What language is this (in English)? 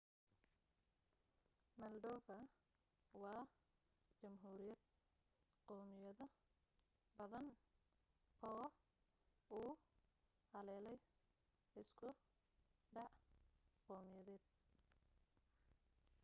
Somali